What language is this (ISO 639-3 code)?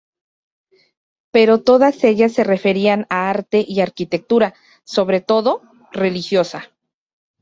spa